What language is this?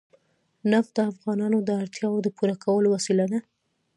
Pashto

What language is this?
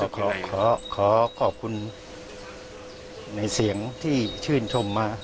Thai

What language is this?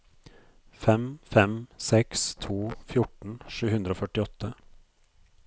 Norwegian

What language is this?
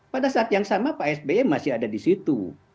Indonesian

